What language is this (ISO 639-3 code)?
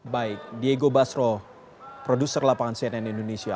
ind